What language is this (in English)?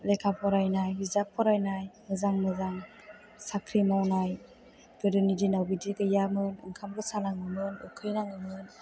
Bodo